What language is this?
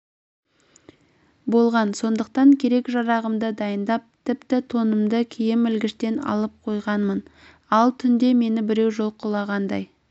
Kazakh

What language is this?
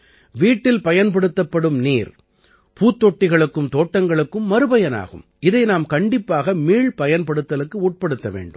Tamil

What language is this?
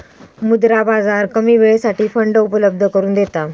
Marathi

